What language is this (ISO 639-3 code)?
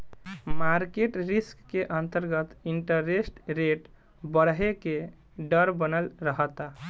bho